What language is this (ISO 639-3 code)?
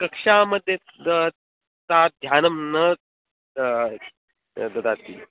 san